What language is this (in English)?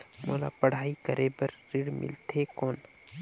Chhattisgarhi